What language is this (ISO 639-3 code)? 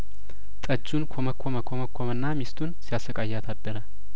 amh